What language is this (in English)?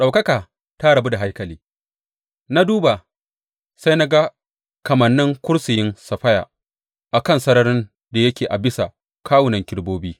Hausa